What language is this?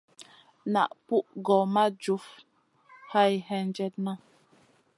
Masana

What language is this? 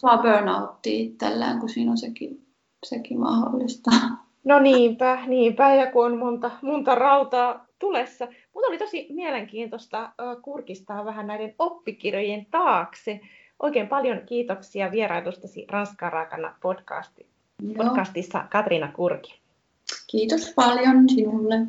Finnish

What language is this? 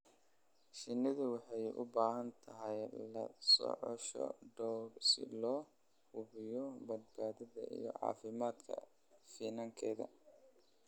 Somali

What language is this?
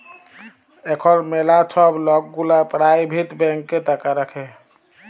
Bangla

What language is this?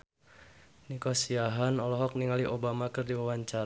Sundanese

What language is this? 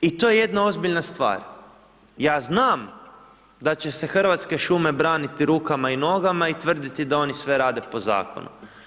Croatian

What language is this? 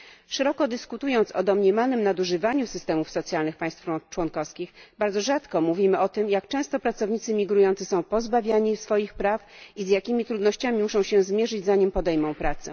Polish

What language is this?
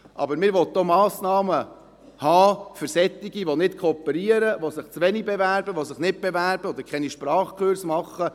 Swiss German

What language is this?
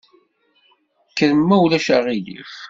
Kabyle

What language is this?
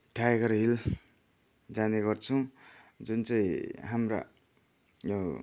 Nepali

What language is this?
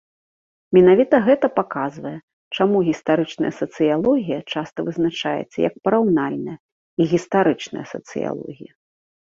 Belarusian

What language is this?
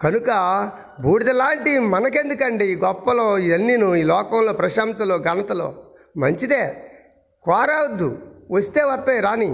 Telugu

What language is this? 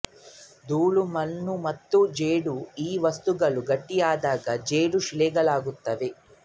Kannada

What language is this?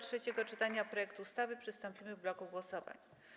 Polish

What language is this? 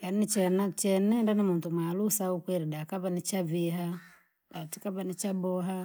Langi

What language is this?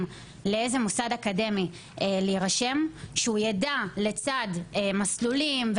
Hebrew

